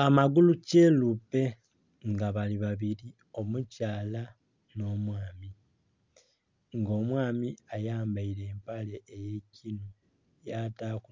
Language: Soga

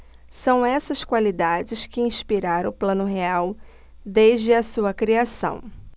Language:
Portuguese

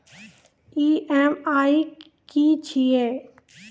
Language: Maithili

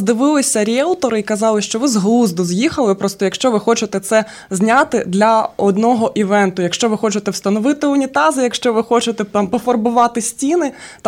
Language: Ukrainian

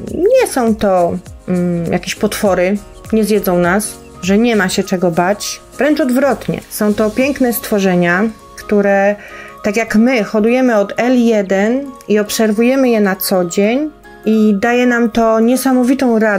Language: Polish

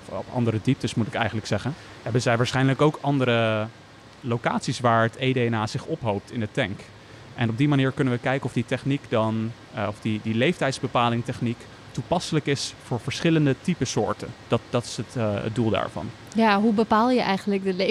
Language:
Dutch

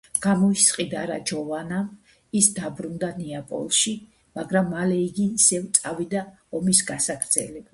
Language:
Georgian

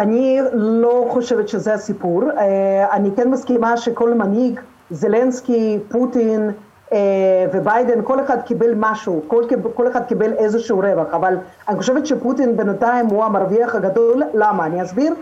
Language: Hebrew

